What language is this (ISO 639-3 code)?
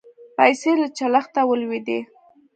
pus